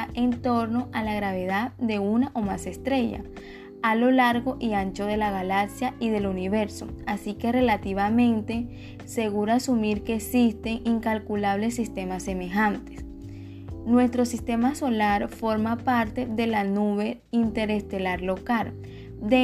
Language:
Spanish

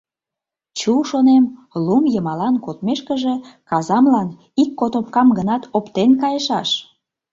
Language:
Mari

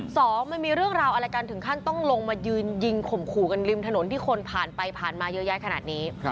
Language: Thai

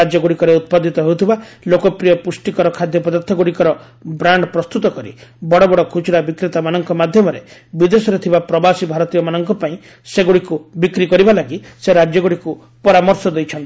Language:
Odia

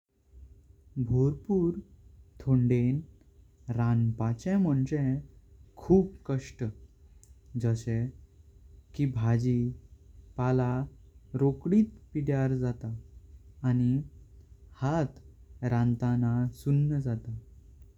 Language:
Konkani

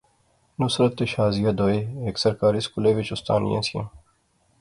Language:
Pahari-Potwari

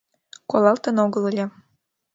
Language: Mari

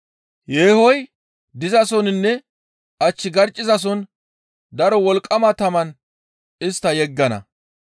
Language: Gamo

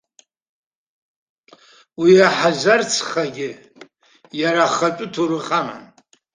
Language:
Abkhazian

